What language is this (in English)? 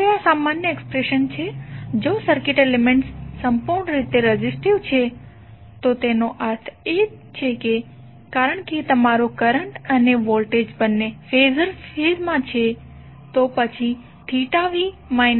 Gujarati